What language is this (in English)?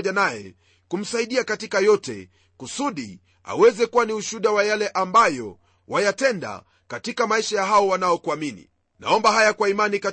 Swahili